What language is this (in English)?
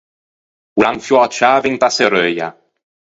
Ligurian